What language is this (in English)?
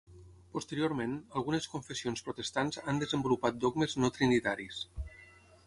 Catalan